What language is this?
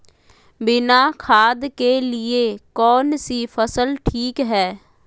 Magahi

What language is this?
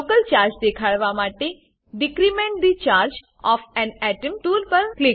Gujarati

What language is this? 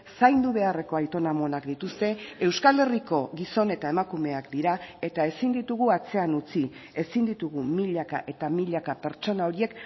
Basque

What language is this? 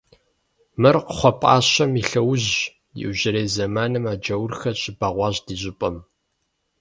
Kabardian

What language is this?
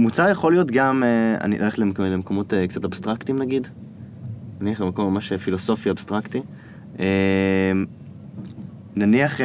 Hebrew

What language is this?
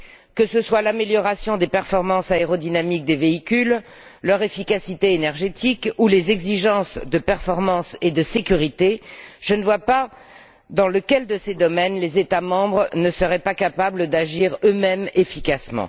French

